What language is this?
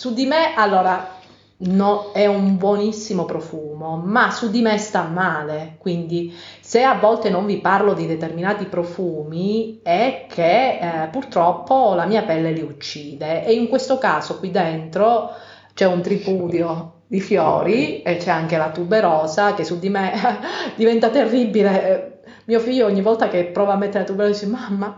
Italian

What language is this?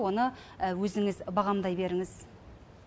Kazakh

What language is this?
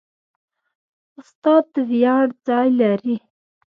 Pashto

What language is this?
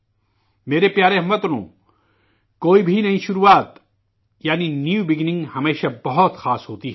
Urdu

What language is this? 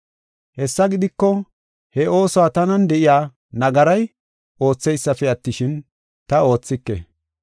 Gofa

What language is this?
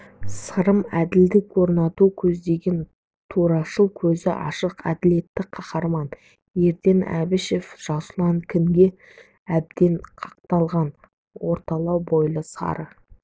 Kazakh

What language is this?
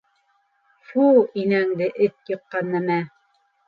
Bashkir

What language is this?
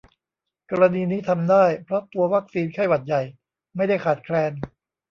Thai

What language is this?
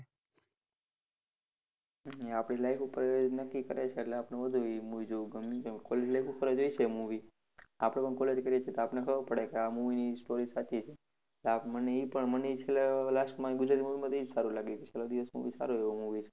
Gujarati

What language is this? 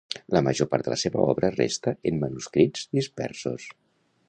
Catalan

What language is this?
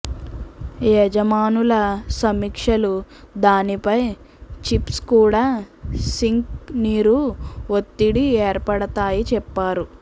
Telugu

